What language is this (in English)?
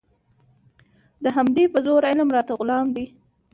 Pashto